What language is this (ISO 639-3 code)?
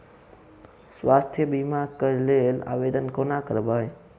mai